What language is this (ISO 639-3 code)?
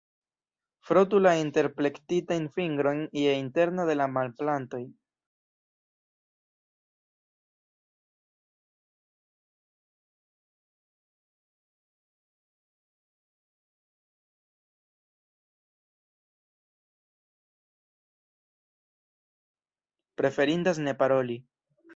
epo